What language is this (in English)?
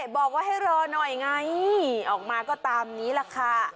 Thai